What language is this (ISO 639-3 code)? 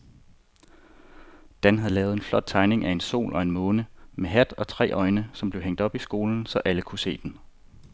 dan